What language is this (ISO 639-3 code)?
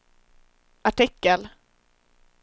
swe